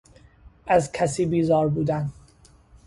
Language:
Persian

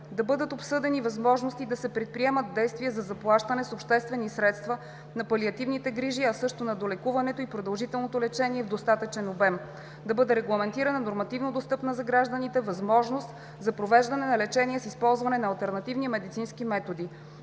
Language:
Bulgarian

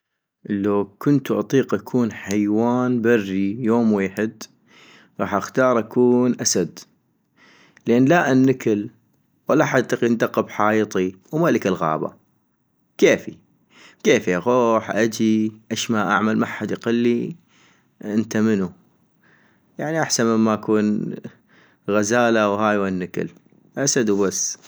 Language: North Mesopotamian Arabic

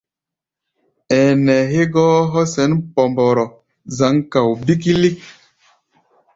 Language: Gbaya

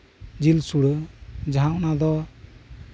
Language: Santali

